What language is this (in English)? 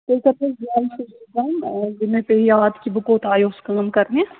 Kashmiri